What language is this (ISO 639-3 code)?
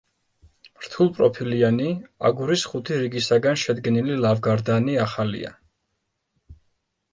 kat